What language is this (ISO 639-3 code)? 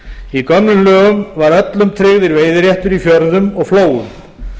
isl